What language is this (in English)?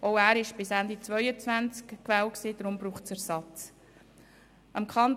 Swiss German